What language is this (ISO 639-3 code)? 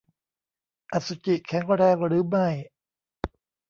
tha